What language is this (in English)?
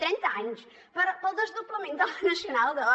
Catalan